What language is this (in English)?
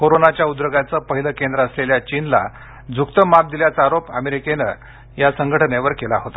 Marathi